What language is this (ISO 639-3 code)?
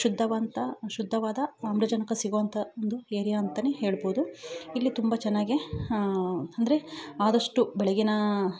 kan